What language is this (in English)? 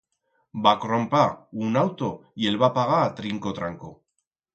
Aragonese